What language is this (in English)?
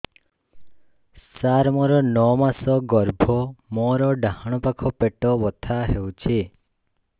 Odia